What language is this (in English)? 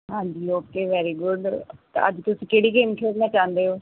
Punjabi